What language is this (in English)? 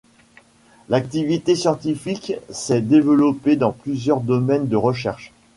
French